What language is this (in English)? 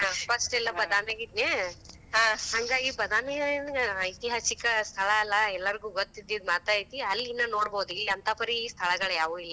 Kannada